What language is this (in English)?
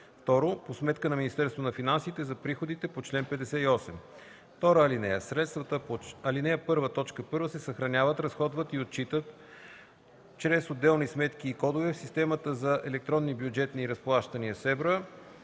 Bulgarian